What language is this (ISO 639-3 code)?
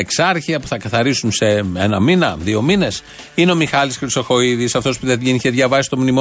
ell